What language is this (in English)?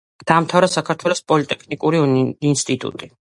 Georgian